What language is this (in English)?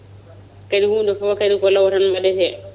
Fula